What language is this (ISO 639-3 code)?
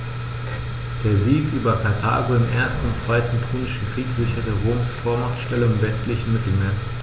deu